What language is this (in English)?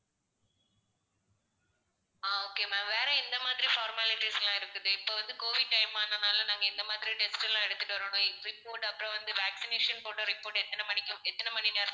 Tamil